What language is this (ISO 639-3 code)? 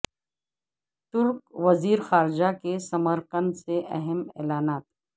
urd